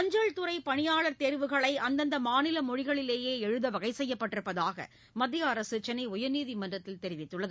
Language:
Tamil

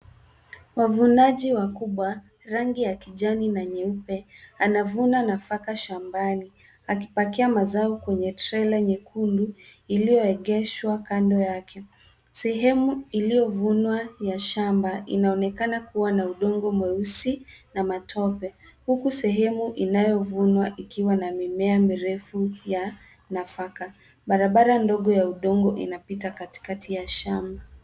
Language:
Swahili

